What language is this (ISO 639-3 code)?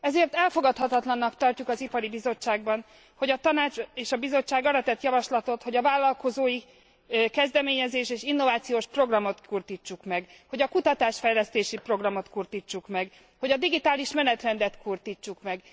hun